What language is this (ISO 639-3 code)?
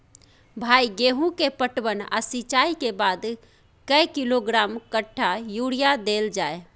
mai